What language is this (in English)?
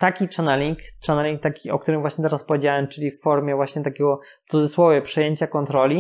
Polish